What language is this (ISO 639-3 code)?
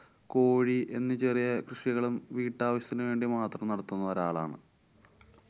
mal